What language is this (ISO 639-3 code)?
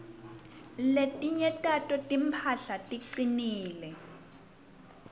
ssw